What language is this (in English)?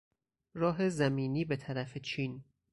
Persian